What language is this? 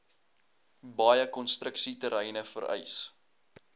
Afrikaans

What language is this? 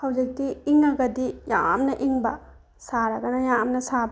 Manipuri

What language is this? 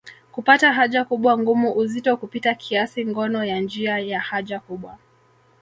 Swahili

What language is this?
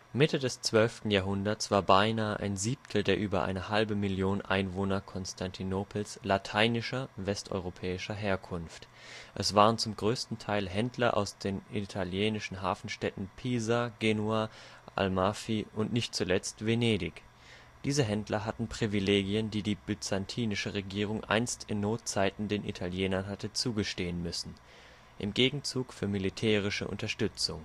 German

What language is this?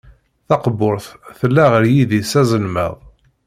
Kabyle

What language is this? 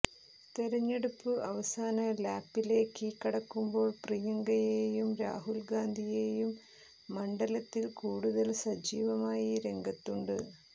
Malayalam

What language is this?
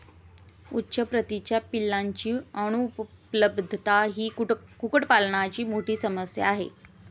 Marathi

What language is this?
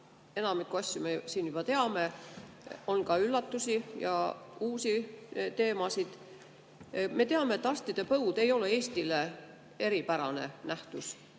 Estonian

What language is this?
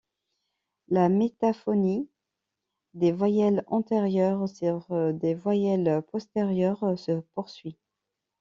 French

